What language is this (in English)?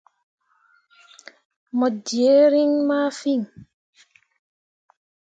Mundang